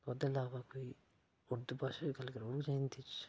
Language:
Dogri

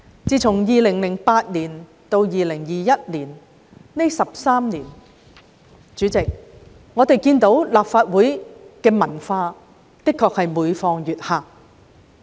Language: Cantonese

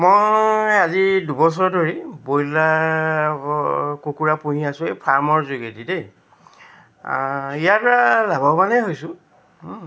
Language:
Assamese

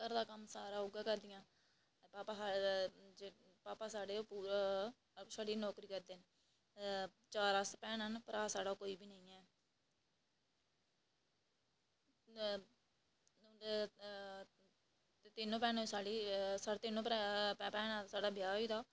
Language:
Dogri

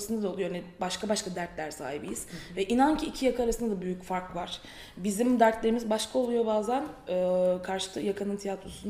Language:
Turkish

